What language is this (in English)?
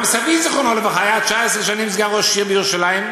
Hebrew